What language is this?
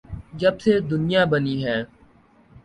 Urdu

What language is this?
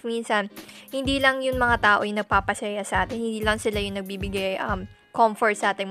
Filipino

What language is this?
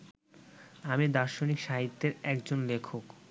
Bangla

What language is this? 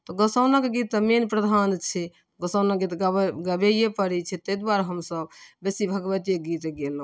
Maithili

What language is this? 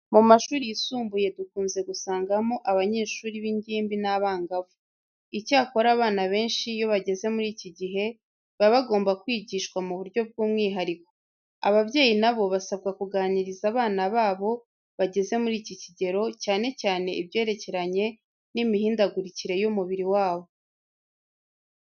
Kinyarwanda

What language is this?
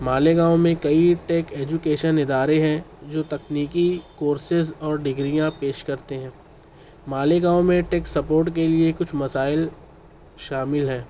Urdu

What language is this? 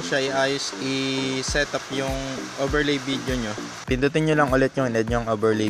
Filipino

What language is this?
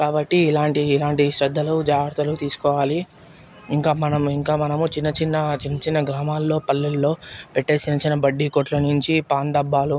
Telugu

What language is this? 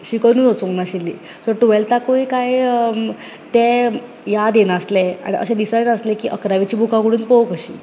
Konkani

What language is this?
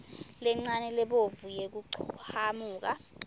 Swati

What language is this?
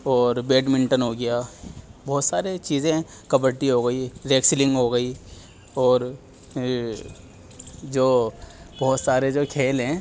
Urdu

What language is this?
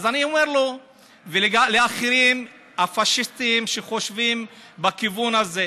Hebrew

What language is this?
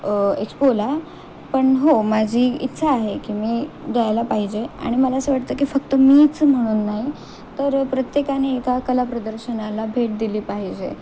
Marathi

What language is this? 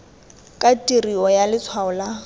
Tswana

